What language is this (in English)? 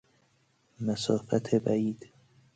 Persian